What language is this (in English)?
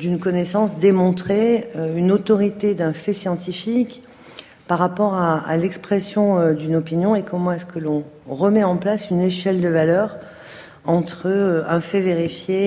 French